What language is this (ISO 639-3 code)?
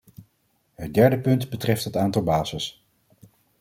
nld